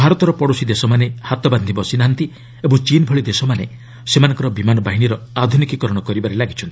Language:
Odia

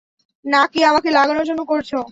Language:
Bangla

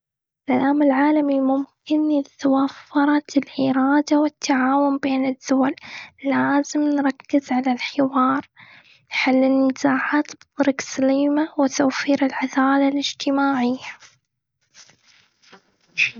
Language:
Gulf Arabic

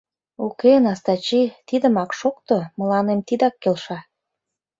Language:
Mari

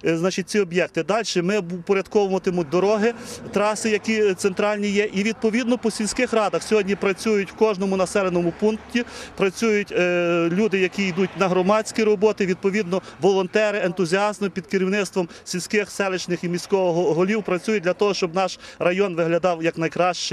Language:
Ukrainian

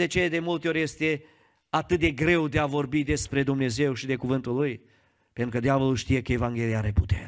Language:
Romanian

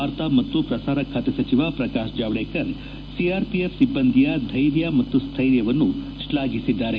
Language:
Kannada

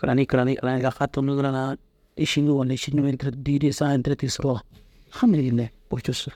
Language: Dazaga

